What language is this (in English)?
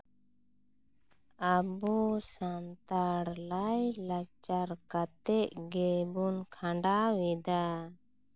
Santali